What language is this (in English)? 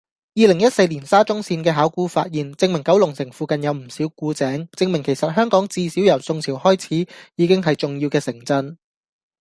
Cantonese